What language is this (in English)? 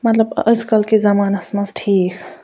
Kashmiri